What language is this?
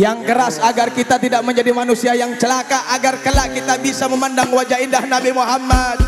Indonesian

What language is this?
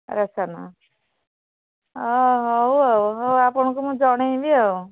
Odia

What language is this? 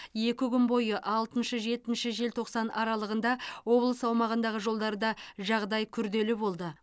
Kazakh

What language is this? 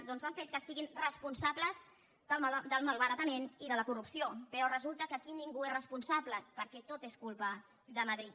Catalan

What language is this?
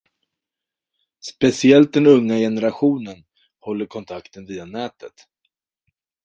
Swedish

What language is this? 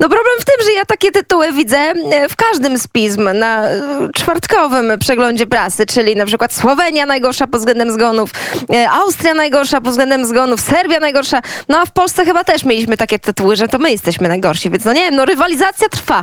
Polish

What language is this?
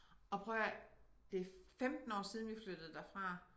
Danish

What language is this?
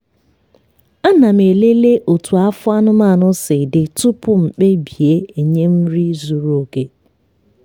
Igbo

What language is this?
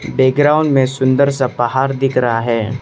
Hindi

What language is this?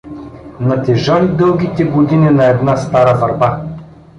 Bulgarian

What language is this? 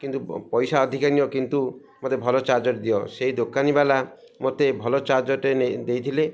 Odia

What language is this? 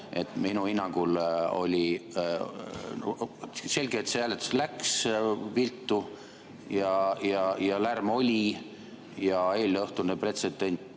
Estonian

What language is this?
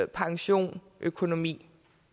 Danish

